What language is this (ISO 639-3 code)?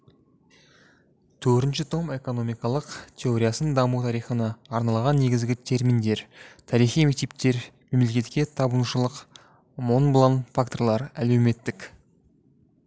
kaz